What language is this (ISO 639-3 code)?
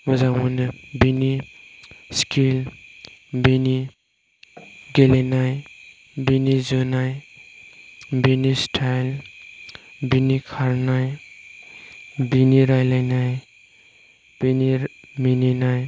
brx